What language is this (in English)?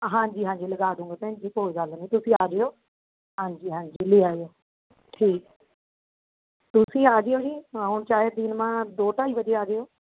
Punjabi